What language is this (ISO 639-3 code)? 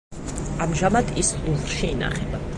kat